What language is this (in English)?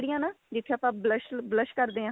Punjabi